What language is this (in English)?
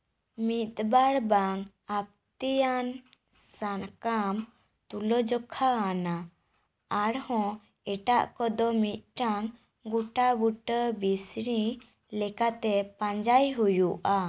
Santali